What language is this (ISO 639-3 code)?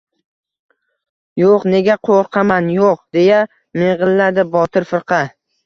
uzb